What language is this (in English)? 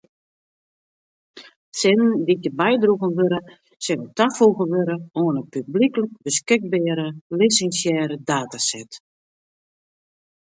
Western Frisian